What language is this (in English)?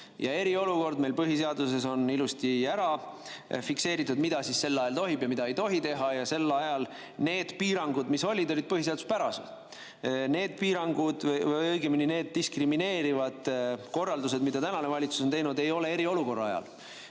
Estonian